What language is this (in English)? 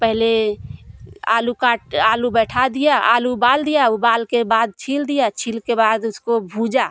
Hindi